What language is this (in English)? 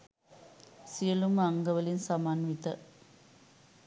Sinhala